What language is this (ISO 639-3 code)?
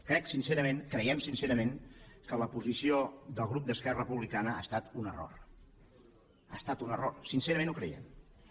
cat